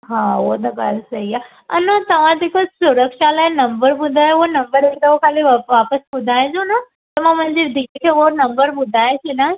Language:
Sindhi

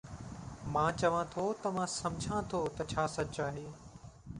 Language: Sindhi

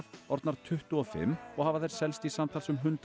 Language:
Icelandic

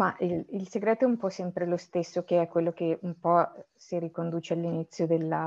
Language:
Italian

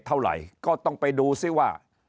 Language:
Thai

